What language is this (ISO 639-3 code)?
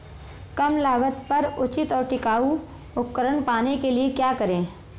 hin